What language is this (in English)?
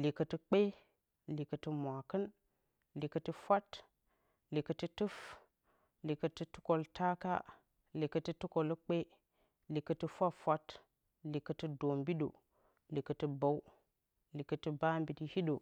Bacama